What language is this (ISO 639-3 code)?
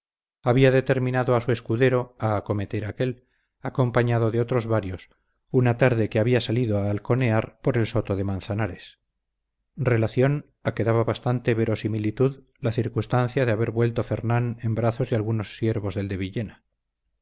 spa